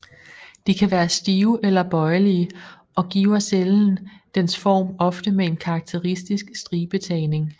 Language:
Danish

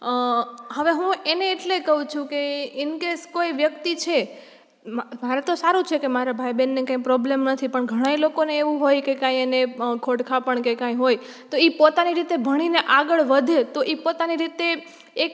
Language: Gujarati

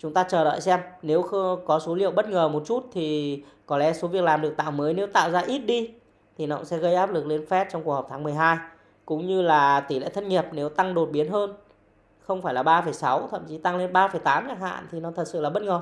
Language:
Vietnamese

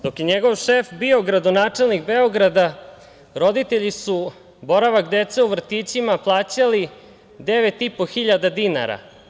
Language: Serbian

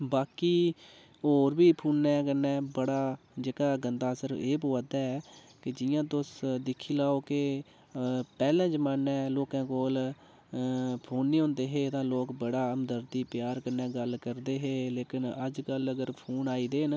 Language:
Dogri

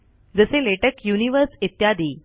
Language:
Marathi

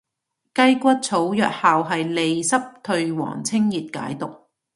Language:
Cantonese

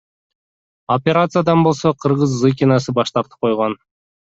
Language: Kyrgyz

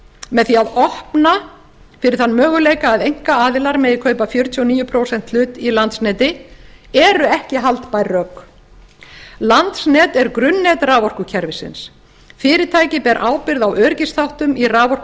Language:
Icelandic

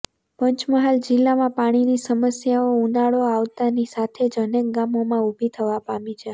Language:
Gujarati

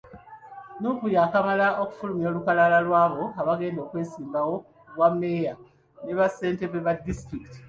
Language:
Ganda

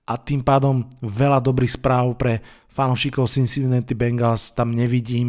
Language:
Slovak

